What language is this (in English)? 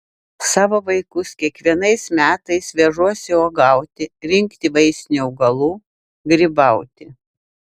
Lithuanian